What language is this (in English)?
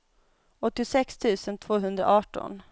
Swedish